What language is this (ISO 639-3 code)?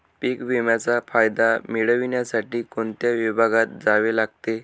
mar